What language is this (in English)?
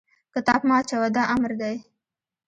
Pashto